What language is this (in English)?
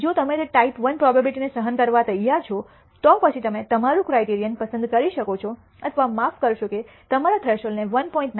Gujarati